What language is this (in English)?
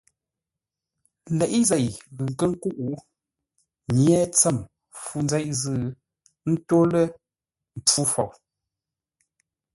Ngombale